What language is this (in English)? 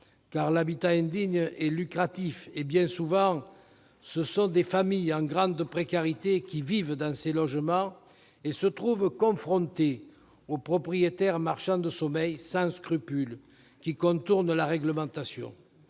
French